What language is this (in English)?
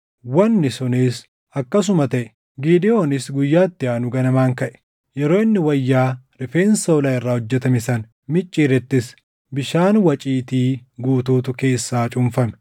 Oromo